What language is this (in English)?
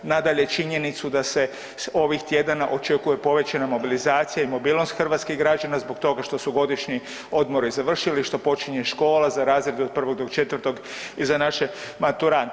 Croatian